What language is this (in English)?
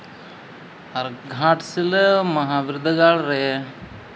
Santali